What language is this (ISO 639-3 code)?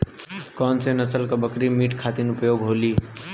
bho